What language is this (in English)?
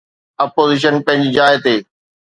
Sindhi